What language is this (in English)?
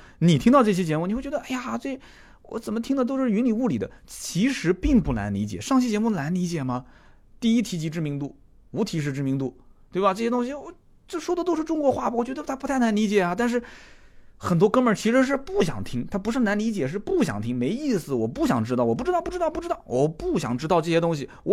Chinese